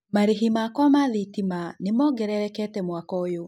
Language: Kikuyu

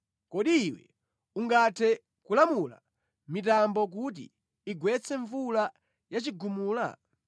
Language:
Nyanja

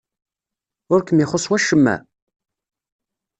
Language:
Kabyle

